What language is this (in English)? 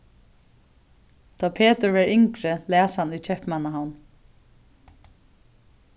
Faroese